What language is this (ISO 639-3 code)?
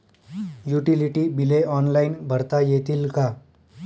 mar